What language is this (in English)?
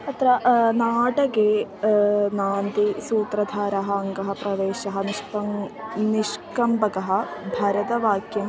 Sanskrit